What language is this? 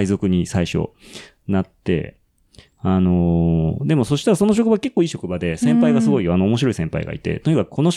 Japanese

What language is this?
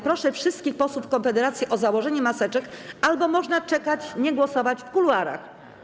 Polish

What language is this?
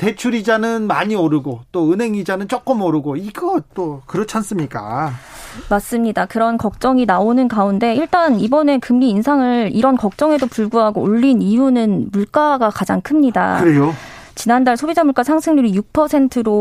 Korean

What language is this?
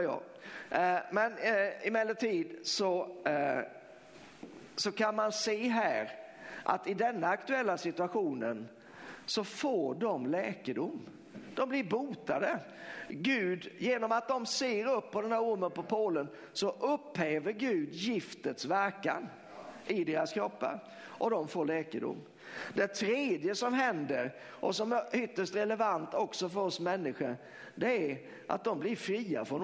Swedish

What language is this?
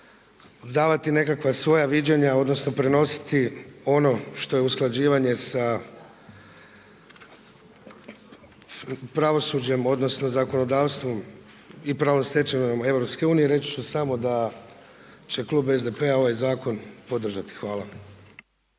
Croatian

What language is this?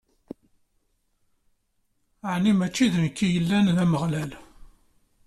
Kabyle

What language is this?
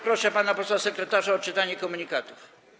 Polish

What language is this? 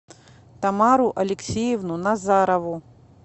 Russian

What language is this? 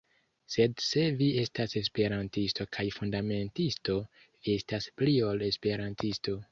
Esperanto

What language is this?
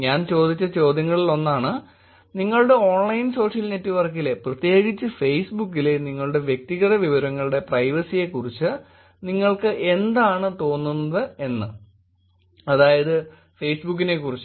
Malayalam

